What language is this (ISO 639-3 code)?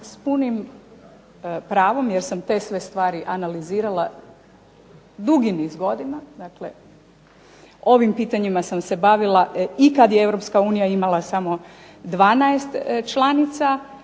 hrv